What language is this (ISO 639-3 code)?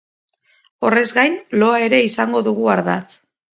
eus